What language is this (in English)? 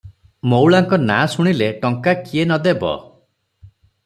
Odia